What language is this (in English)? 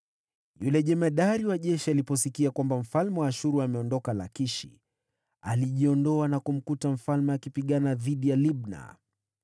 Swahili